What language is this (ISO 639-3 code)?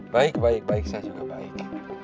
ind